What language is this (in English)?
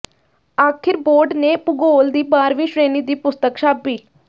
Punjabi